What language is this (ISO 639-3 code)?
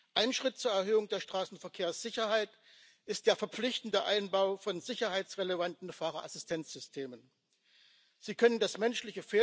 nld